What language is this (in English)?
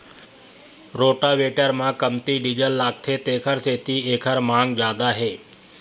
Chhattisgarhi